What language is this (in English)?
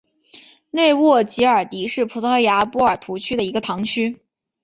Chinese